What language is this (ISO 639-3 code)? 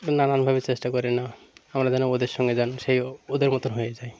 ben